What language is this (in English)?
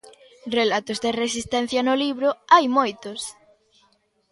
Galician